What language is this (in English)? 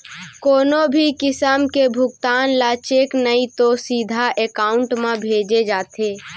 Chhattisgarhi